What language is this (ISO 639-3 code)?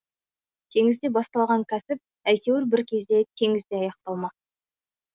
kaz